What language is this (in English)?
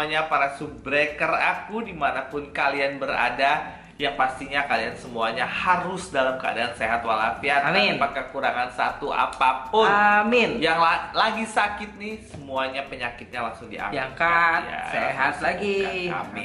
Indonesian